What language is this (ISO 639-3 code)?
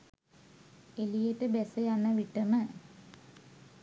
sin